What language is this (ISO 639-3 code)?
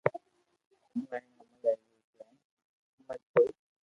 lrk